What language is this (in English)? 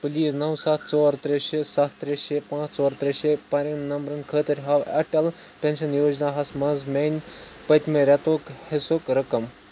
Kashmiri